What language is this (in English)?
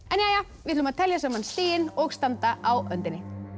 Icelandic